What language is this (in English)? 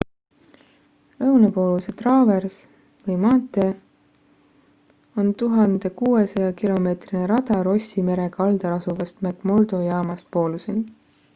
Estonian